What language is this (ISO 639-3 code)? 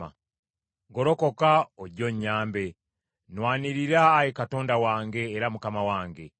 lug